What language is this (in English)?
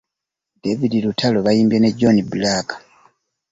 Ganda